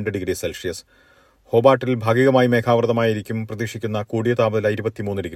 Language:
Malayalam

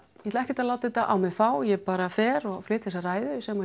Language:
Icelandic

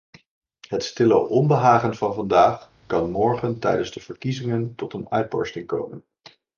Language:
Dutch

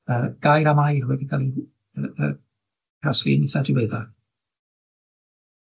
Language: Welsh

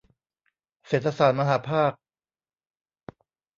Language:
Thai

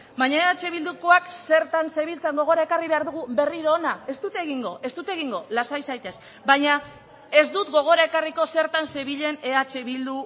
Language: Basque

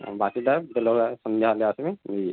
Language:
Odia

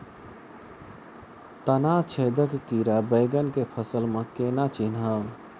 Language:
Maithili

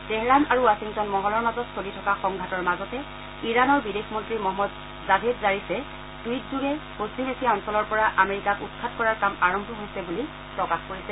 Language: Assamese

